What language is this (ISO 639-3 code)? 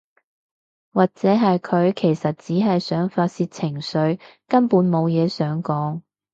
yue